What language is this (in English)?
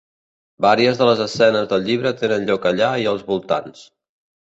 Catalan